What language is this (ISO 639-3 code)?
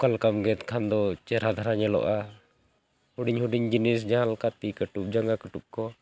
sat